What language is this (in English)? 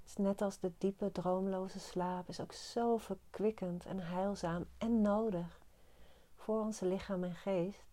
Dutch